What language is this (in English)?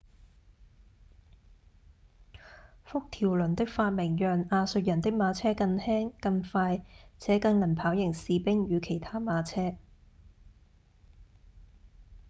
Cantonese